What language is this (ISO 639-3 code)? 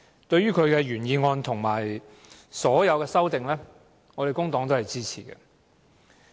yue